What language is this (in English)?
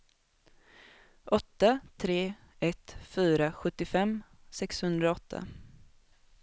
Swedish